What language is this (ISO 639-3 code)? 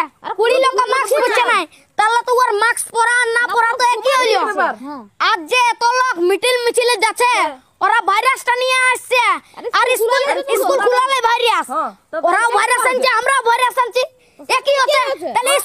ind